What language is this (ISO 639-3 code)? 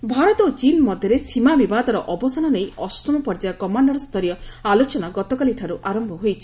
ori